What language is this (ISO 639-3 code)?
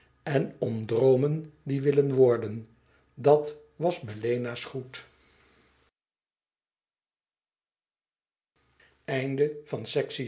nld